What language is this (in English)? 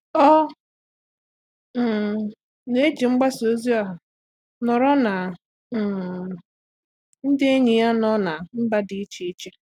Igbo